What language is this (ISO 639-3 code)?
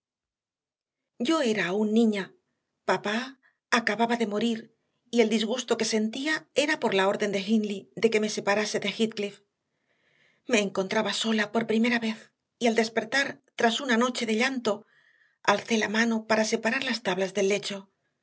spa